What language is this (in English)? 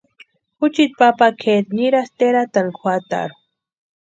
Western Highland Purepecha